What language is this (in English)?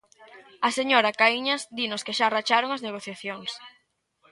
Galician